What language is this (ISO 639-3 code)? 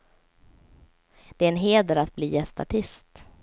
swe